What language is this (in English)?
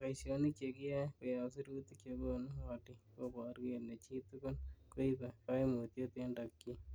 Kalenjin